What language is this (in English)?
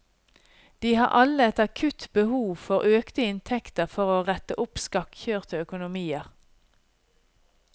Norwegian